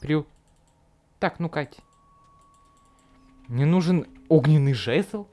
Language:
Russian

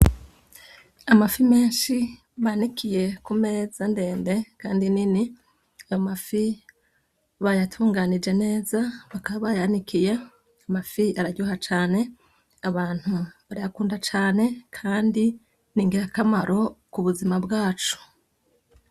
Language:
Rundi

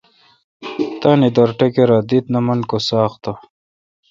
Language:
Kalkoti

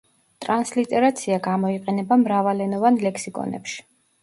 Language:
Georgian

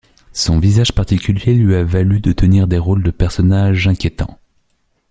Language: French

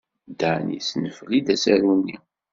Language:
Kabyle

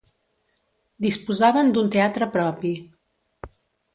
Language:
Catalan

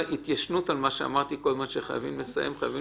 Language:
Hebrew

